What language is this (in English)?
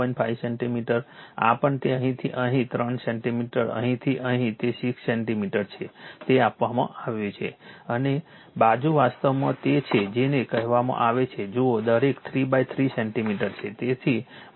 Gujarati